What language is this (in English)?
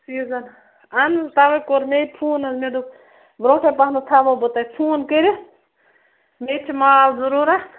Kashmiri